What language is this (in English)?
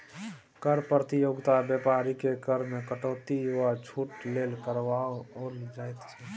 Maithili